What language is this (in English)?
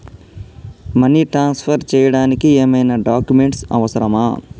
Telugu